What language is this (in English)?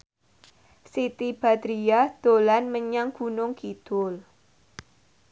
Javanese